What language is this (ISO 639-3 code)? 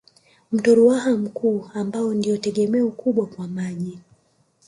swa